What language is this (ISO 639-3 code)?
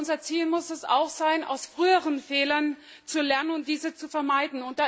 deu